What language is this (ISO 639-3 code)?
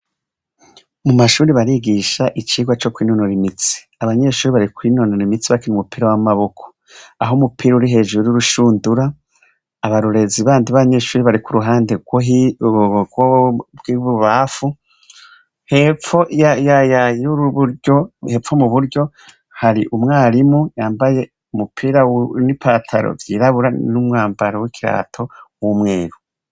run